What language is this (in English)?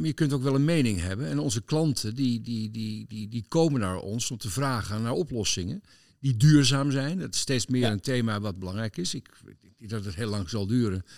Dutch